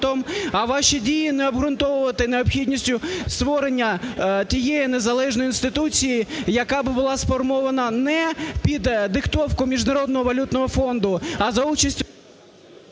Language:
Ukrainian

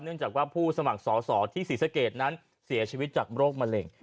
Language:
Thai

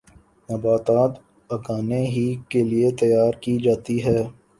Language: Urdu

